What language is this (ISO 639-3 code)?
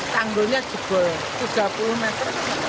ind